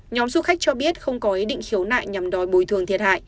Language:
Vietnamese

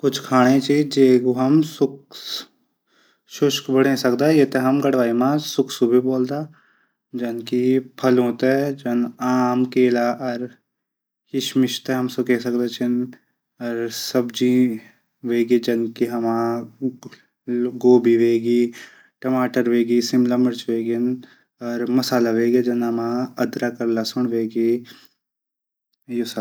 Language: Garhwali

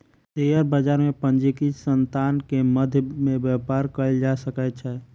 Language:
Maithili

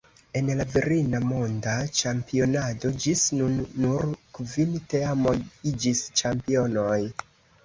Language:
Esperanto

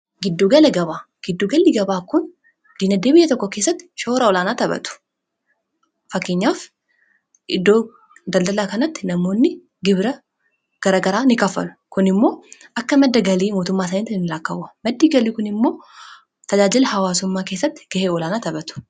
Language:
Oromo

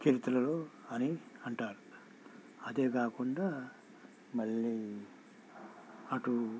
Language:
Telugu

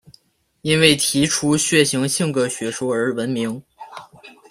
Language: Chinese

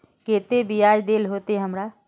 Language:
Magahi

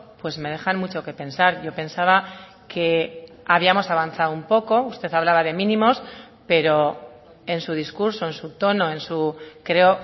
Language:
Spanish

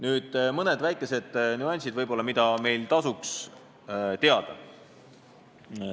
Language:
Estonian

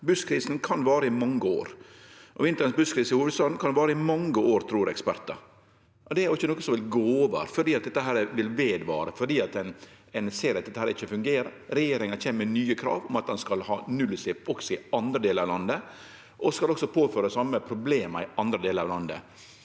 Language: Norwegian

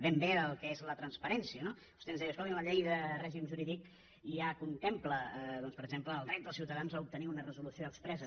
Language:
Catalan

